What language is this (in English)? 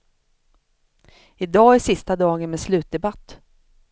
Swedish